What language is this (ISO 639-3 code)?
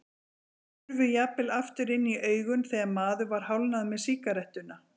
isl